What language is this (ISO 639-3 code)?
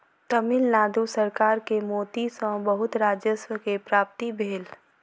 mai